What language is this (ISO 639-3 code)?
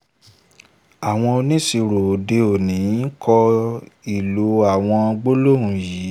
yor